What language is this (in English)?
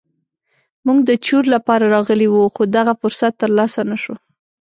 Pashto